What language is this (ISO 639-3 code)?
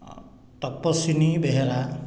ori